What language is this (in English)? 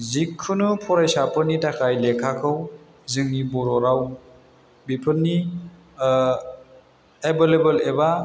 Bodo